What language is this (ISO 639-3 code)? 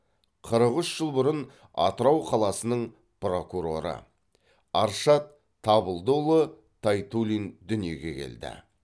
kaz